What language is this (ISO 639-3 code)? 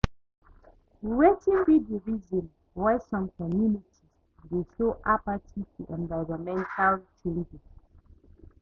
pcm